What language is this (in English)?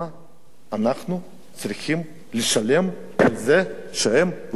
Hebrew